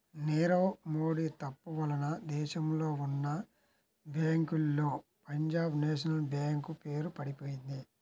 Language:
Telugu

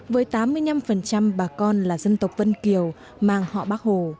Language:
Vietnamese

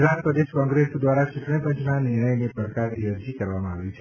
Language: Gujarati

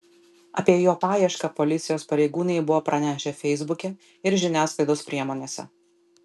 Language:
Lithuanian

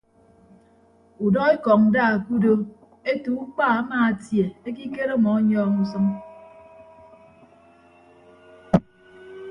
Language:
Ibibio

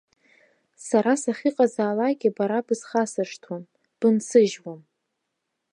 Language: Abkhazian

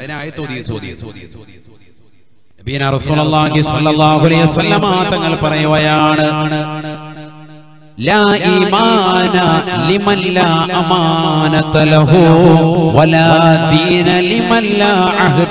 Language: Malayalam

